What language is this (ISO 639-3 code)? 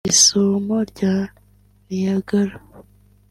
kin